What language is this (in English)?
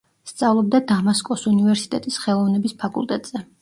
Georgian